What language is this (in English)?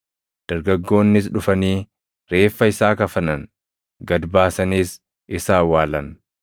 Oromo